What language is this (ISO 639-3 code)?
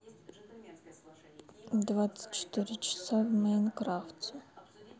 rus